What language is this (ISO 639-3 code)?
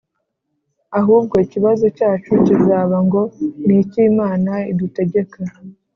kin